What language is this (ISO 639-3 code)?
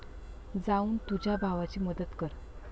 mar